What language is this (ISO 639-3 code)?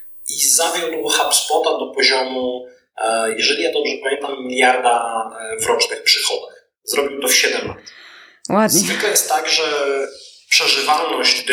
pol